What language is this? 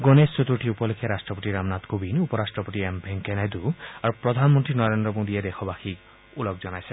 Assamese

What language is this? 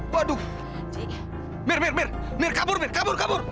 Indonesian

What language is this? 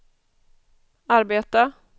Swedish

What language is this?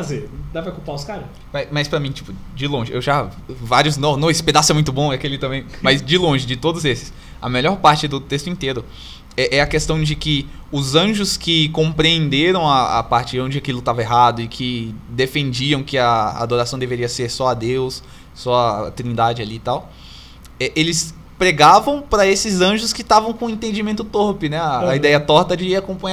Portuguese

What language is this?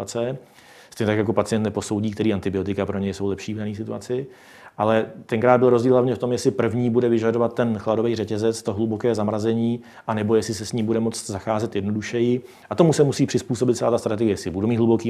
Czech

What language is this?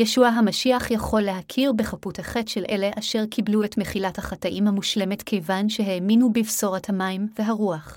Hebrew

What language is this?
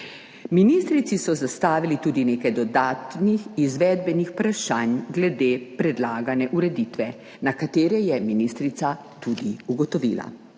Slovenian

